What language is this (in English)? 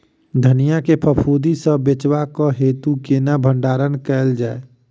Maithili